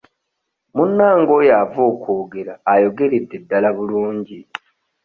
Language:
Ganda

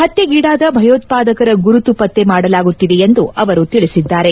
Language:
Kannada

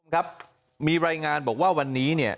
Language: Thai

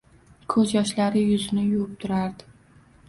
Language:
Uzbek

